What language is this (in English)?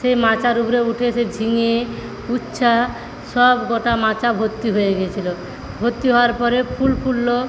Bangla